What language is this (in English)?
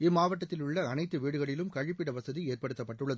Tamil